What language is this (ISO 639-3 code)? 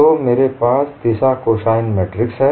hin